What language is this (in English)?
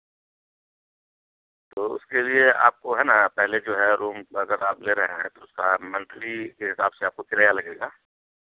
Urdu